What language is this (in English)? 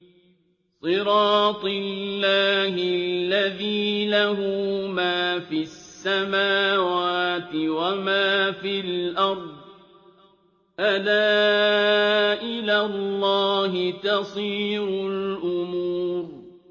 Arabic